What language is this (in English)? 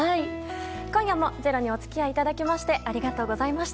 Japanese